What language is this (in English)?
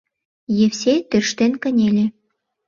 Mari